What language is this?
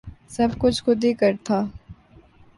Urdu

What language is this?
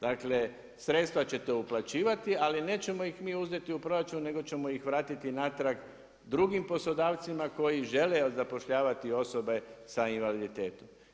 Croatian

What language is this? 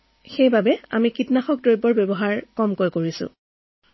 Assamese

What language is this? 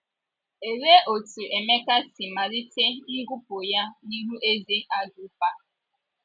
Igbo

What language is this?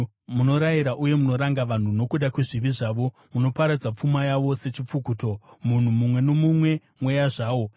Shona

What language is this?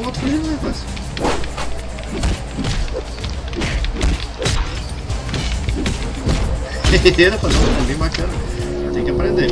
Portuguese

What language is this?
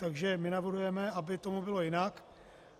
Czech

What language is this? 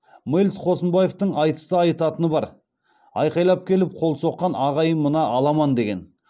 Kazakh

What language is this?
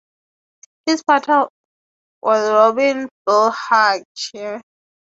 English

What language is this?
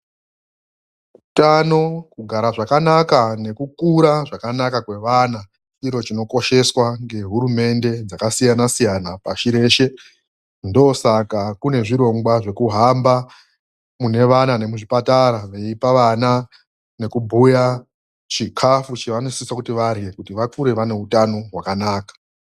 Ndau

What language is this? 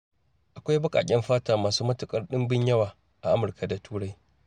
Hausa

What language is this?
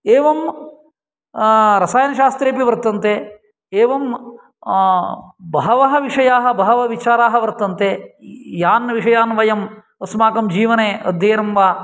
Sanskrit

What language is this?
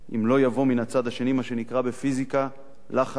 Hebrew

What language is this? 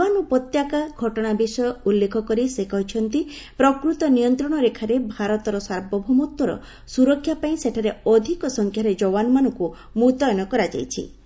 Odia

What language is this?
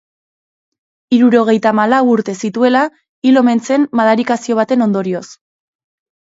Basque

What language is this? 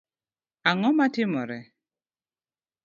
Luo (Kenya and Tanzania)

